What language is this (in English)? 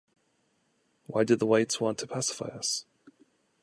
English